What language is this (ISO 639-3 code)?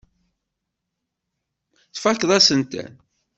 kab